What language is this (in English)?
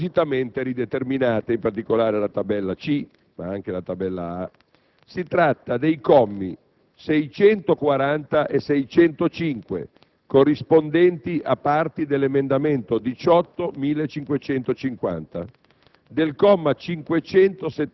Italian